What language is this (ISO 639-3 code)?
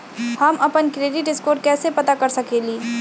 mag